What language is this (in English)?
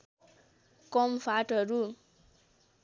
Nepali